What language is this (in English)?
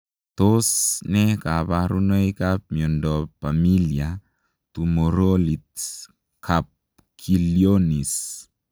Kalenjin